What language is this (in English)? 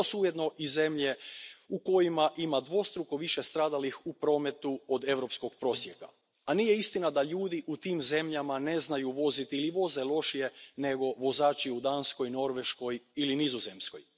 Croatian